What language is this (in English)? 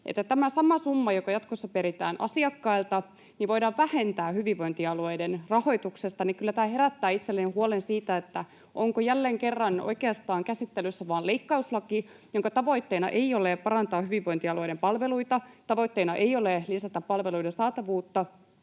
Finnish